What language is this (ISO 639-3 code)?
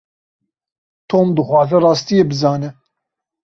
kur